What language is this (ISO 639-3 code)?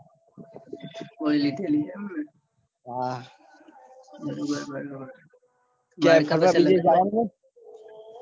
guj